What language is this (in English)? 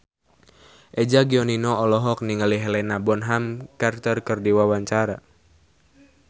Sundanese